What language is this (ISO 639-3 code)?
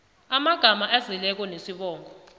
nbl